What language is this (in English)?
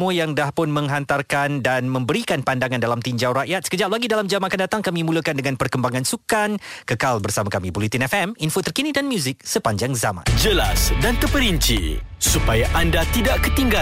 Malay